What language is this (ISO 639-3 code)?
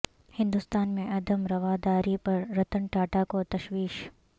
urd